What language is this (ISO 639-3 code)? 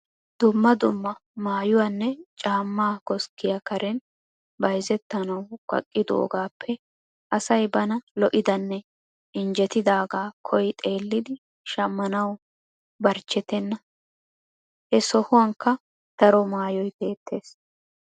wal